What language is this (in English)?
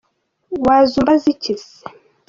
Kinyarwanda